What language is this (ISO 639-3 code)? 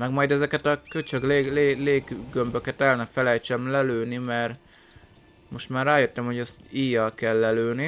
hun